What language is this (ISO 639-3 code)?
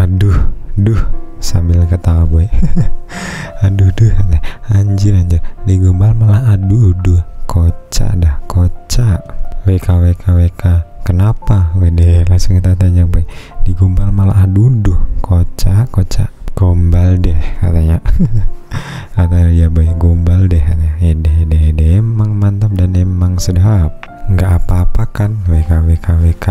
ind